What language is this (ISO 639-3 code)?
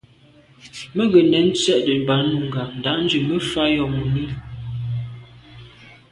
byv